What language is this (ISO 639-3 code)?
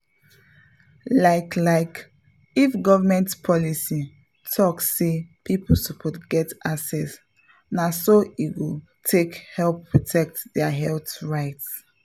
pcm